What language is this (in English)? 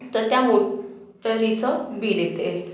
Marathi